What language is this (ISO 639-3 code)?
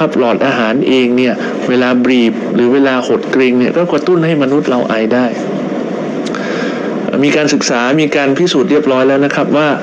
tha